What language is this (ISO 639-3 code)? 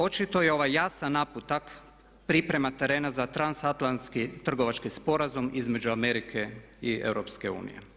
hrv